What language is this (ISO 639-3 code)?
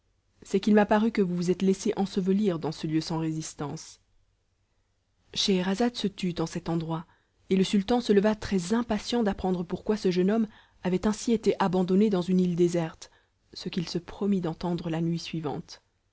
fra